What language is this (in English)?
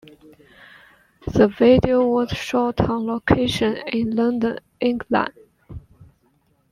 English